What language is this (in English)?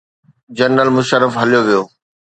Sindhi